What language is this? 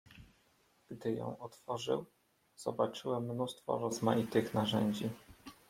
Polish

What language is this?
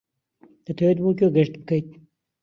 Central Kurdish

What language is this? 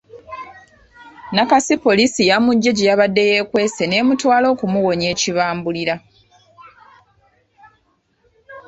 Ganda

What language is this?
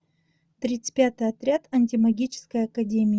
Russian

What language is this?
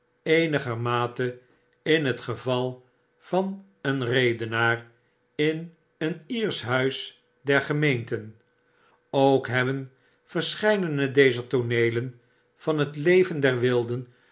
Dutch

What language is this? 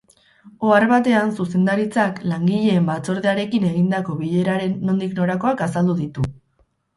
Basque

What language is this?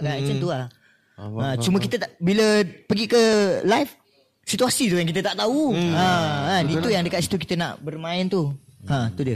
Malay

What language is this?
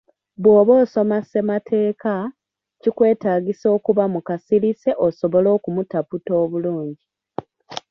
Ganda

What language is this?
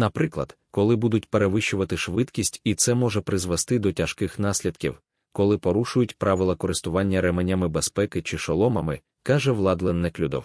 Ukrainian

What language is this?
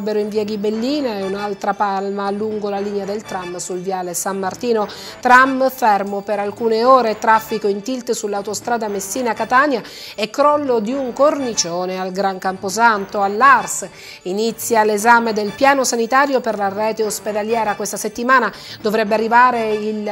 Italian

